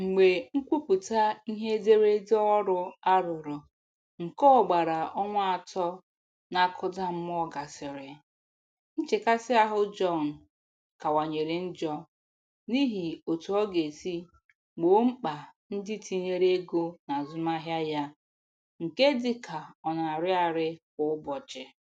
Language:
Igbo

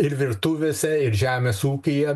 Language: Lithuanian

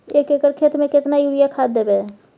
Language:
Maithili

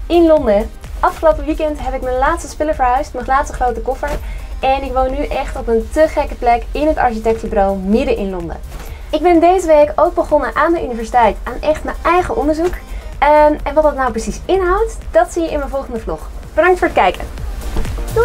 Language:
Dutch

